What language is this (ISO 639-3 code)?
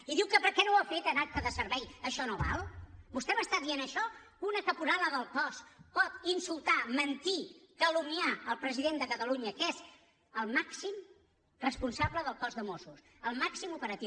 cat